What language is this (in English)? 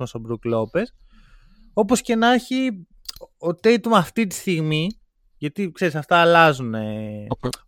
Greek